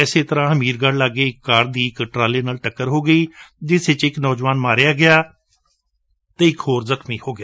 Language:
Punjabi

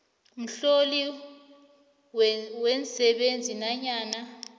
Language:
South Ndebele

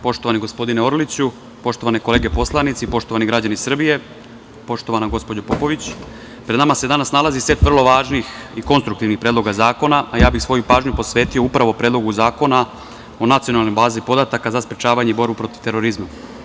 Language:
Serbian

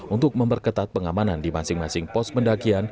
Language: Indonesian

